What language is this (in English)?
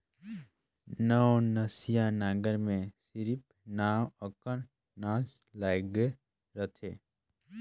Chhattisgarhi